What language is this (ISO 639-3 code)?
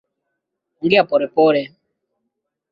swa